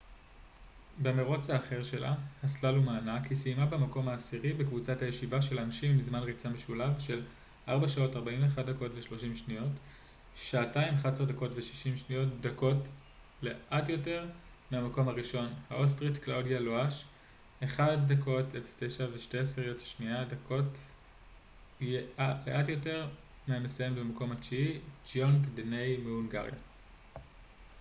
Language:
Hebrew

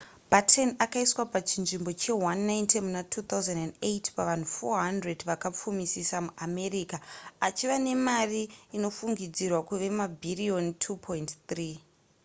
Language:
Shona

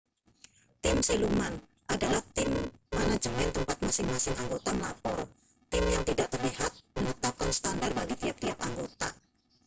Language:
Indonesian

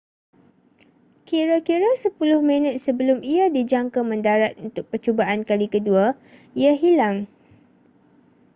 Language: Malay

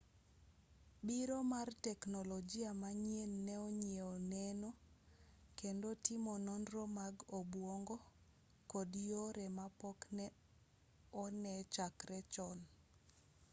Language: Luo (Kenya and Tanzania)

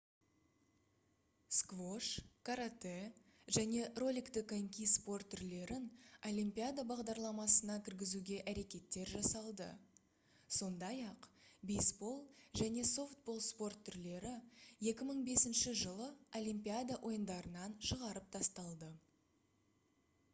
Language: Kazakh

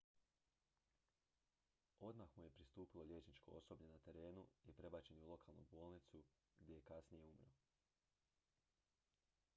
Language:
Croatian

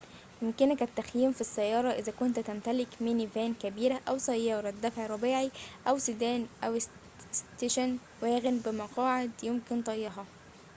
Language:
Arabic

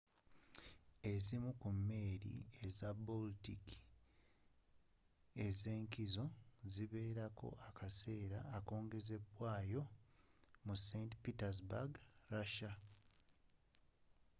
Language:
Ganda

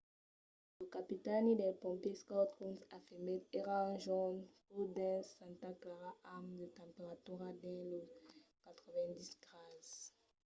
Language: Occitan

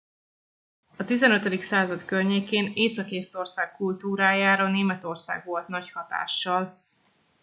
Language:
Hungarian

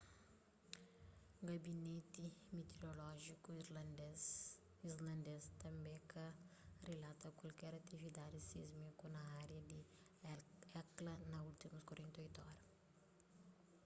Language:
Kabuverdianu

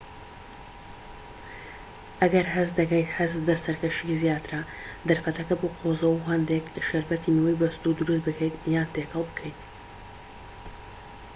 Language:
Central Kurdish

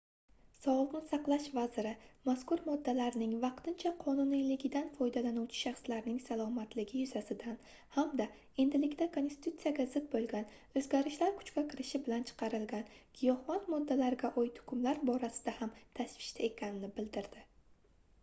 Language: Uzbek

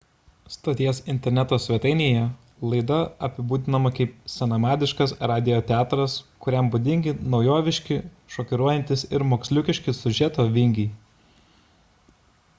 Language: Lithuanian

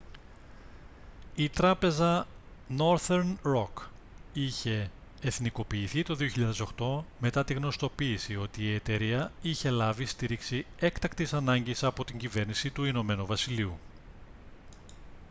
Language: Greek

